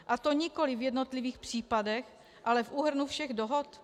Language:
Czech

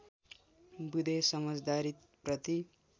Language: Nepali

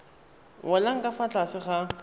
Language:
Tswana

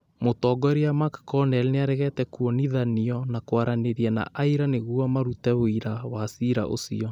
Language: Kikuyu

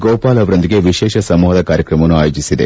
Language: Kannada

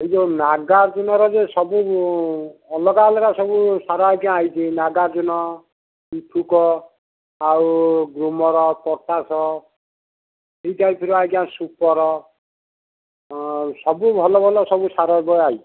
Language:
Odia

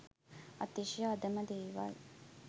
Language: Sinhala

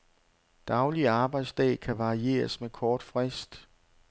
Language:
Danish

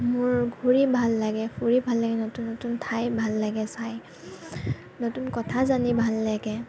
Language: Assamese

